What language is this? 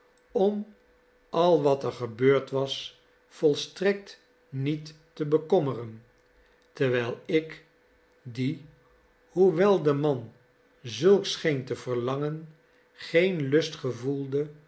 Dutch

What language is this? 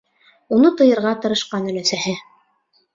Bashkir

